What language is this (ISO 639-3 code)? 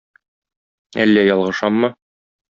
tat